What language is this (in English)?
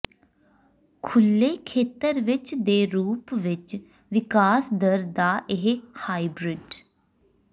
Punjabi